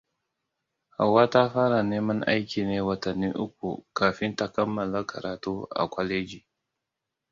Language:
Hausa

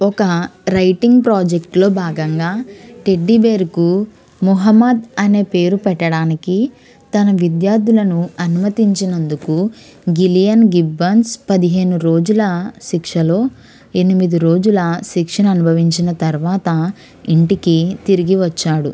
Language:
Telugu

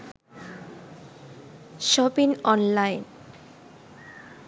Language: Sinhala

